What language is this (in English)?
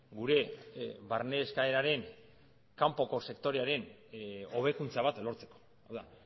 Basque